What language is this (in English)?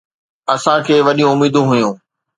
Sindhi